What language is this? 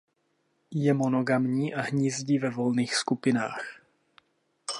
Czech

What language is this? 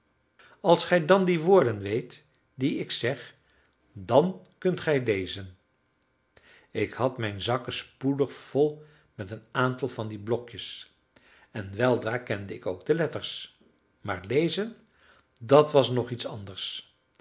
Dutch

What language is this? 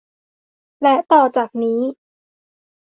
Thai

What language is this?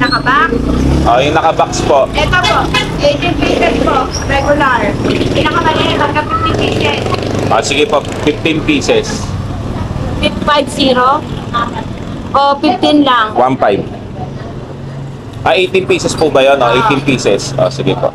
Filipino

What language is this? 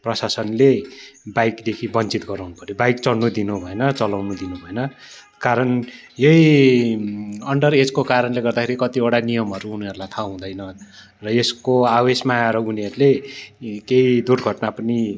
Nepali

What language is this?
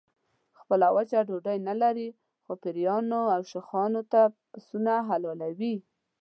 Pashto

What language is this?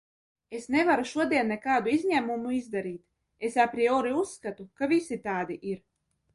Latvian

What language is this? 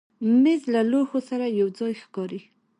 Pashto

